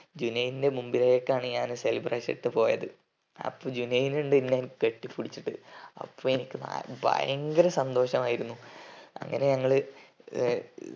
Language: Malayalam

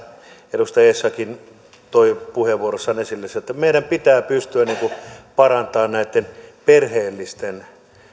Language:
Finnish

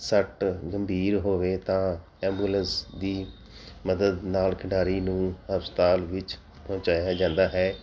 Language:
Punjabi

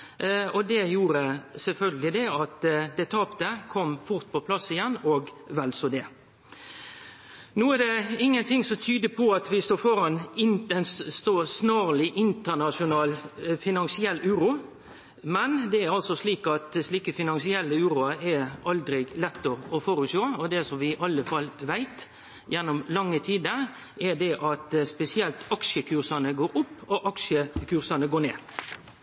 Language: Norwegian Nynorsk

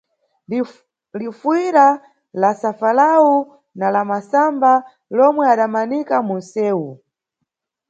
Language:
Nyungwe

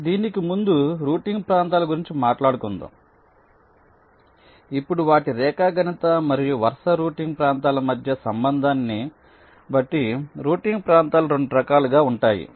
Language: Telugu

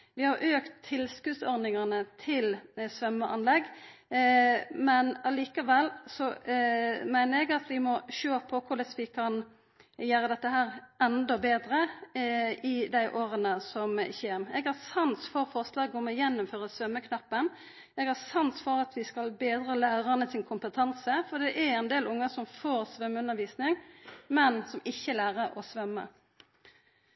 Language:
Norwegian Nynorsk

